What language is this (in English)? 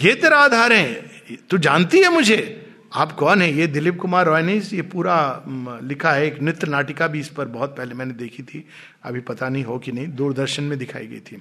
Hindi